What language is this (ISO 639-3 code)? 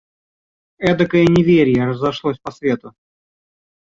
rus